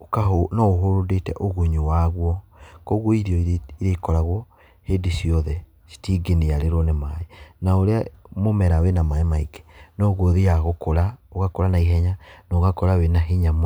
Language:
Kikuyu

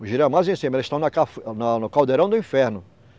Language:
Portuguese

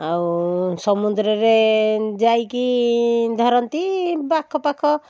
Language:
Odia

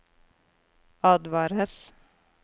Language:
Norwegian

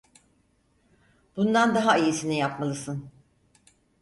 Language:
Turkish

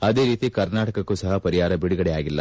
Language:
Kannada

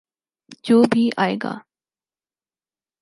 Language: Urdu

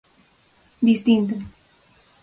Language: Galician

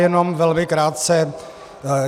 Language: Czech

